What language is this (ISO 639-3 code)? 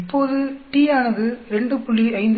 tam